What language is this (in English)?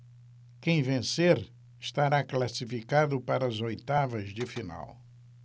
Portuguese